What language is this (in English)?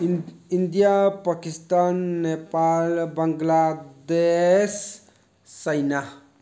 Manipuri